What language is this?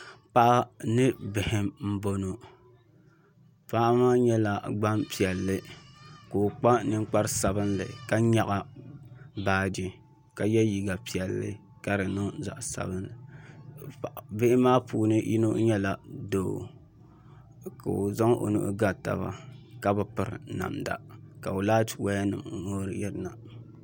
Dagbani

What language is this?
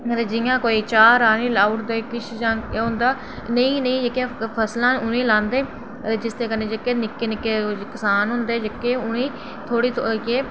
Dogri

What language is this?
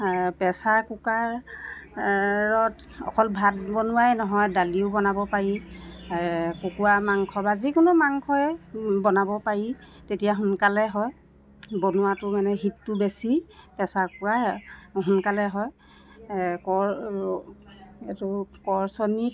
Assamese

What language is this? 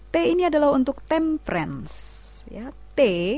Indonesian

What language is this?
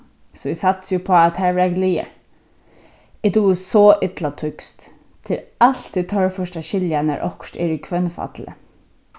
Faroese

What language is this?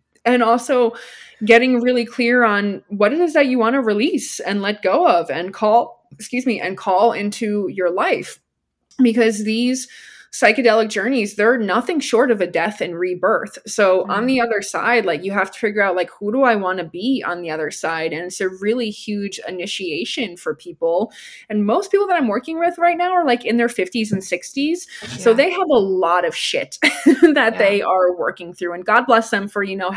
English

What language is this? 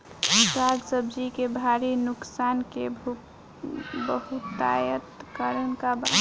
Bhojpuri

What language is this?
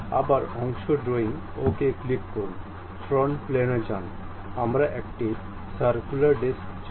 Bangla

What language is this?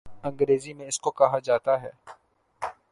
Urdu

